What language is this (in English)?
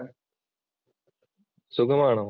Malayalam